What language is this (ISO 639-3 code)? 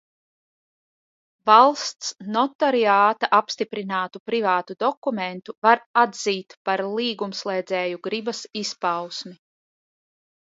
lav